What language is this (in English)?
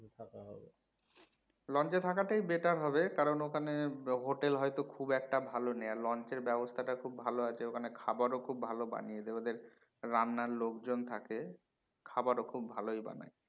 Bangla